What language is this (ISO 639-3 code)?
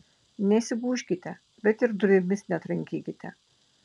lit